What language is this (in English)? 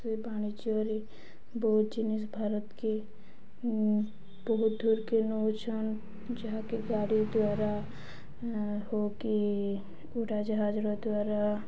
Odia